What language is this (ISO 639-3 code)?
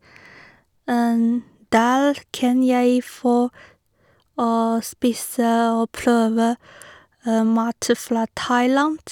nor